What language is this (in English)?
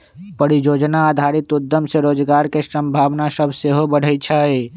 Magahi